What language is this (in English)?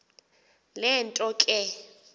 Xhosa